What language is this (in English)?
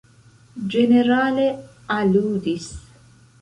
Esperanto